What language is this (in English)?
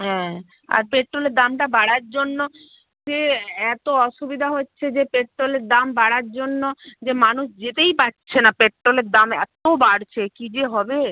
Bangla